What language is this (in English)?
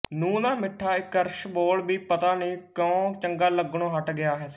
Punjabi